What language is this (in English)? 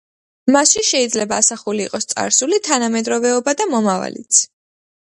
Georgian